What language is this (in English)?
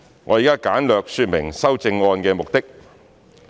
Cantonese